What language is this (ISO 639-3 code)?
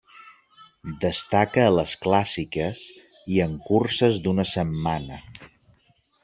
cat